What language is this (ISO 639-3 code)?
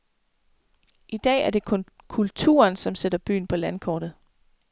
dan